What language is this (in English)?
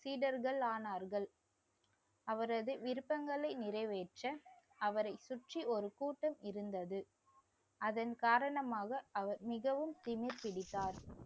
Tamil